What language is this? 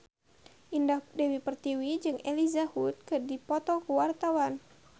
Sundanese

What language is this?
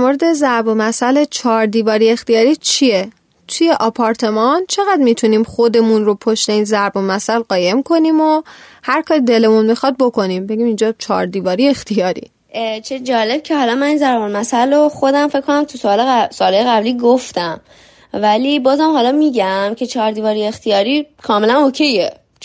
Persian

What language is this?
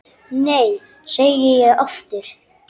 Icelandic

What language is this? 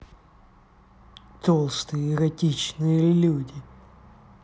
Russian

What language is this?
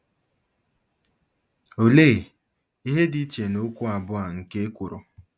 Igbo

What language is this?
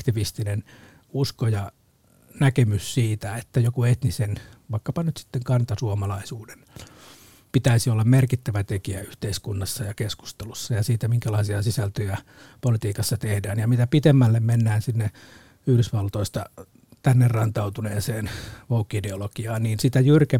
Finnish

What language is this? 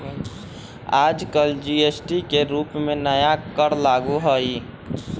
Magahi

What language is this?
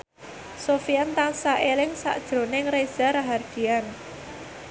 Javanese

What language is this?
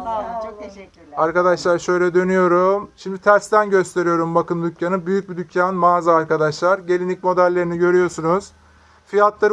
Turkish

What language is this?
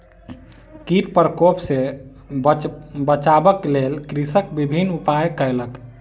Maithili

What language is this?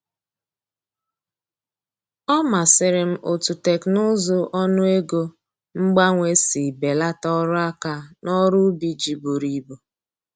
Igbo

